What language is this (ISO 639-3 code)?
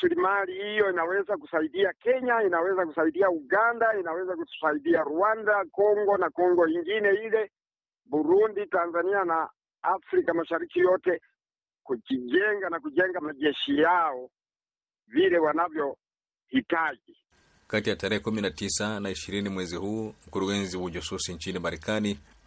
swa